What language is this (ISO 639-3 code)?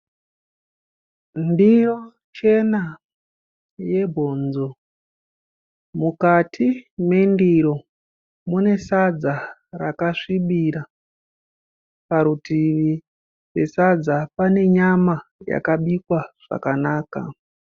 sna